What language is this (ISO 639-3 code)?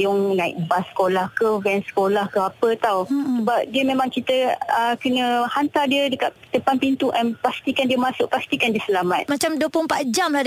msa